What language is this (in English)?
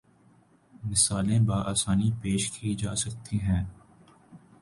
Urdu